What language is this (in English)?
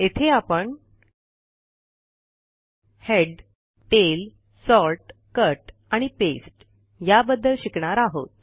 Marathi